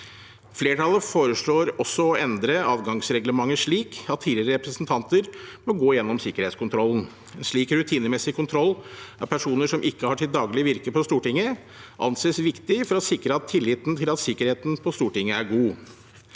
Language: Norwegian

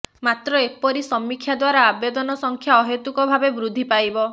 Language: Odia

